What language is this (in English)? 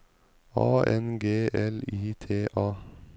Norwegian